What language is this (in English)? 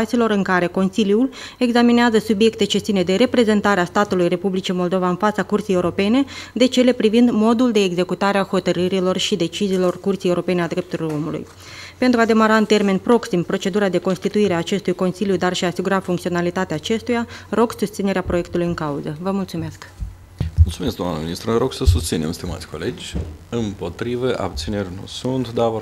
Romanian